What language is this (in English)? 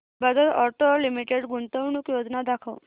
Marathi